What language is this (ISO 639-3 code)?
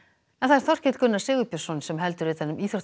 isl